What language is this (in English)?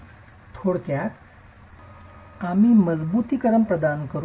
Marathi